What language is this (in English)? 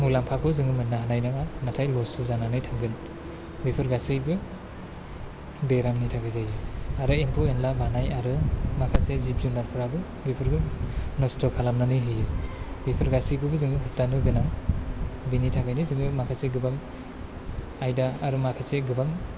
Bodo